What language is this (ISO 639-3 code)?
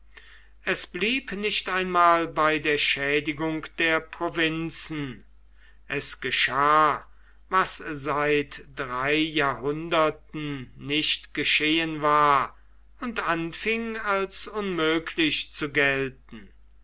deu